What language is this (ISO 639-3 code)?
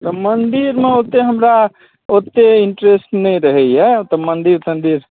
mai